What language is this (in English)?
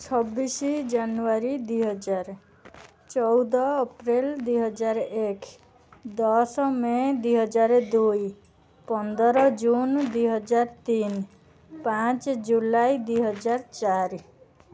Odia